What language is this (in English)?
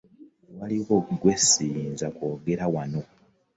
Ganda